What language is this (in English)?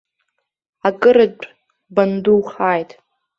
Abkhazian